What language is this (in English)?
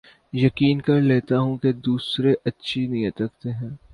Urdu